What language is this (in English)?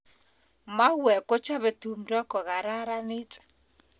Kalenjin